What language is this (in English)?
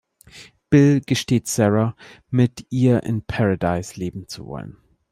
German